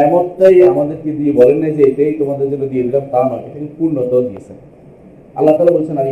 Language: Bangla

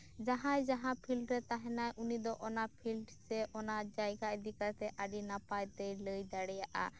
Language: Santali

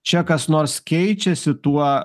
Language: Lithuanian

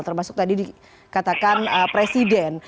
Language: Indonesian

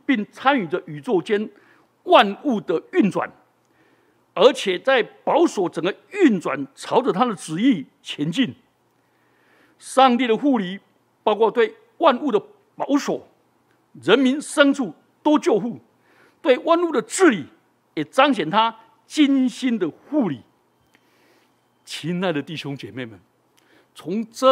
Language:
Chinese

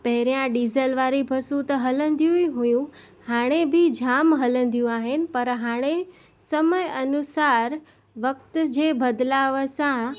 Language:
Sindhi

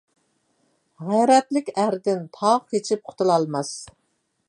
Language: Uyghur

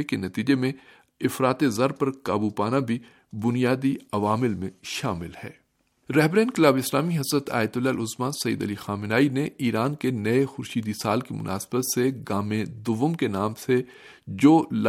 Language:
Urdu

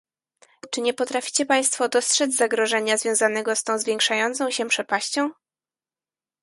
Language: Polish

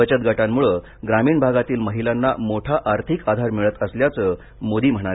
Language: Marathi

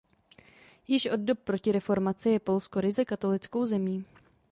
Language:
Czech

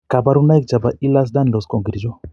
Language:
Kalenjin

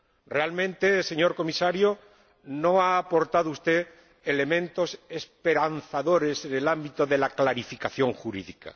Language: Spanish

